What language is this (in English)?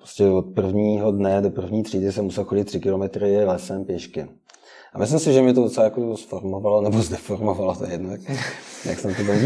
Czech